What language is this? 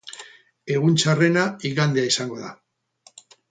Basque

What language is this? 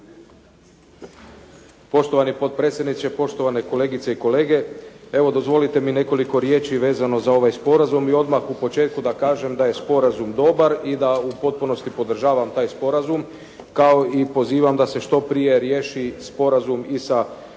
Croatian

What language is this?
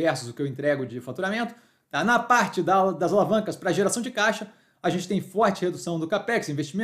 Portuguese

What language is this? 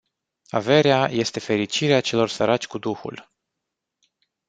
Romanian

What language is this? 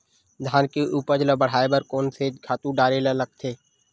Chhattisgarhi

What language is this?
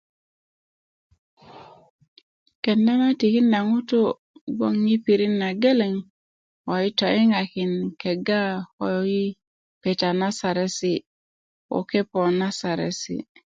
Kuku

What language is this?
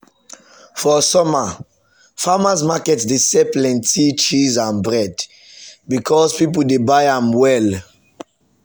Nigerian Pidgin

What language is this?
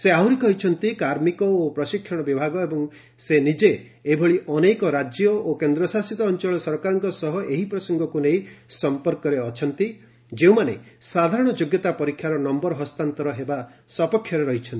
Odia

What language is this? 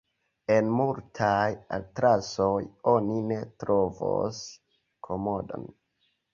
Esperanto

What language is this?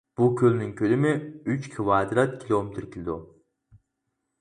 Uyghur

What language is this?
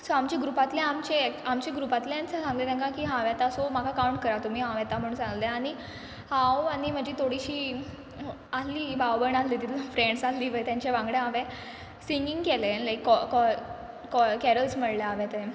Konkani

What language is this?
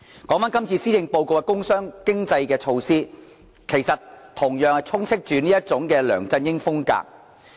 Cantonese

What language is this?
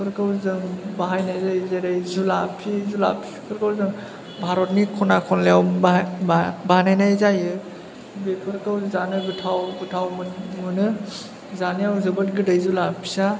Bodo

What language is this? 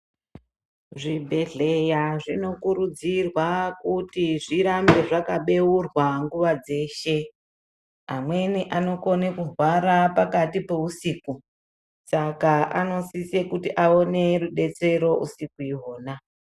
Ndau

